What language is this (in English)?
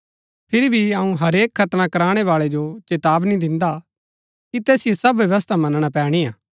Gaddi